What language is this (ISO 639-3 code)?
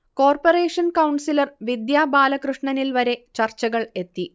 mal